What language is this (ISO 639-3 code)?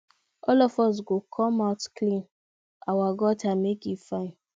pcm